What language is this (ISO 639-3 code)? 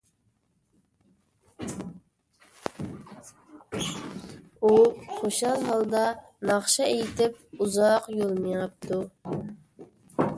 uig